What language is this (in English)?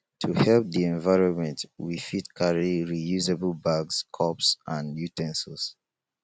Nigerian Pidgin